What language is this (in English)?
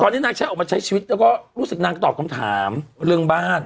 Thai